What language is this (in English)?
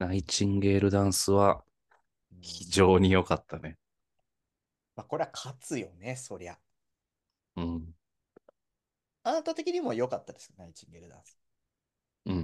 Japanese